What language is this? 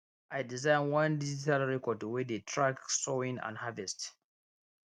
Nigerian Pidgin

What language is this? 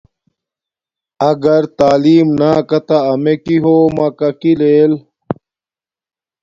Domaaki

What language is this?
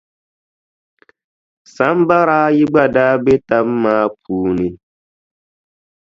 Dagbani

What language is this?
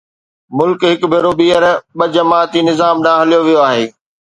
Sindhi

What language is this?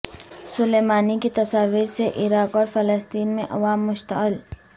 Urdu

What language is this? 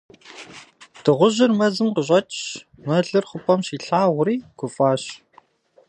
Kabardian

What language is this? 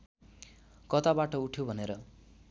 Nepali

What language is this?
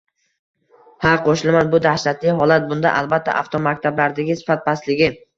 Uzbek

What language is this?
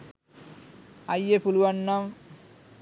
Sinhala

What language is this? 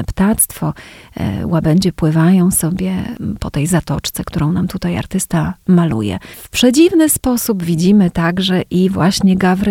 Polish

